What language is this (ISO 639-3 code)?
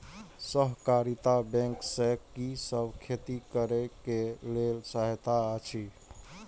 mai